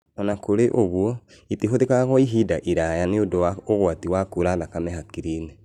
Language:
Kikuyu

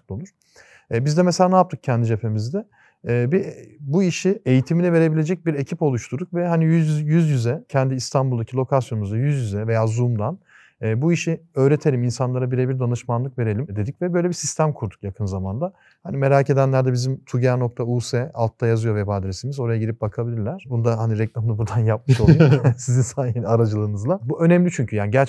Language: Turkish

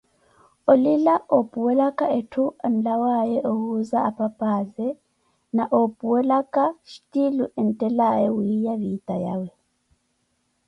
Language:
Koti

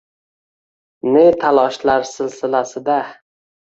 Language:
Uzbek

